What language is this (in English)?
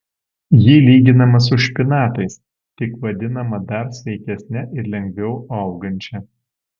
Lithuanian